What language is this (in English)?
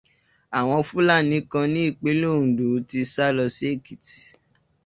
Yoruba